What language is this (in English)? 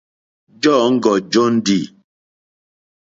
Mokpwe